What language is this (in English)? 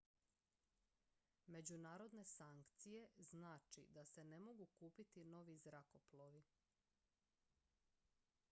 Croatian